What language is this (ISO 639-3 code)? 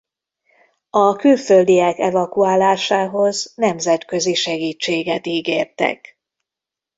hun